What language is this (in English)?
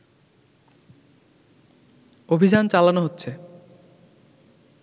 Bangla